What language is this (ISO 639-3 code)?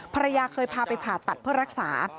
tha